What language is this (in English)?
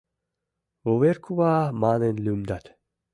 Mari